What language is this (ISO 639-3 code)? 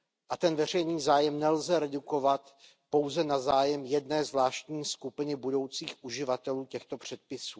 ces